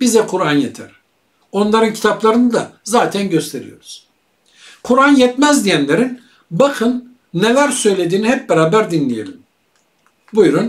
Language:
Turkish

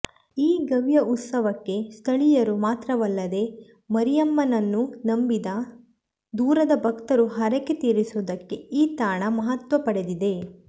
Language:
Kannada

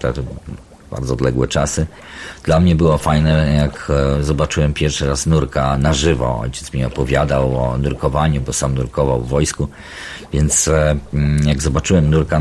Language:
Polish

